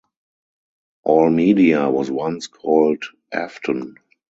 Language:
English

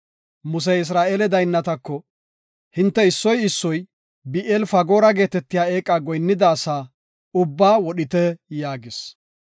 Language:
Gofa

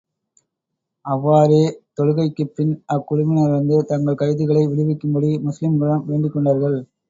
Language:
Tamil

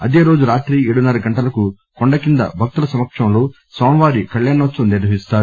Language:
Telugu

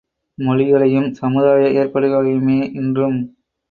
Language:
Tamil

